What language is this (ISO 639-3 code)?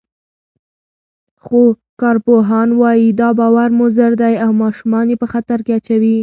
pus